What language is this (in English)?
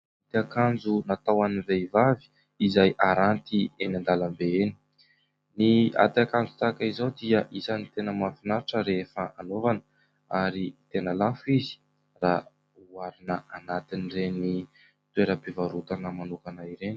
Malagasy